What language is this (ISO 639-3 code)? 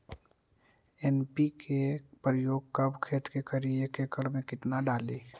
mag